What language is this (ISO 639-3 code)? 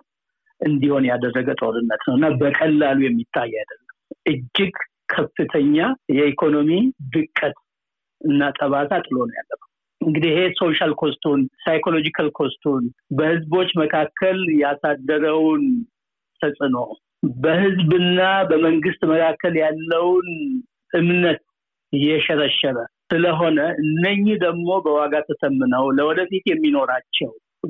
amh